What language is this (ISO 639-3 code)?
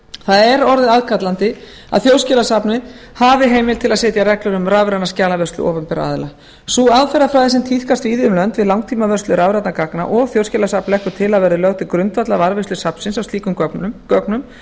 isl